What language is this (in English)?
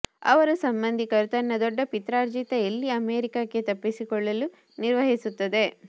Kannada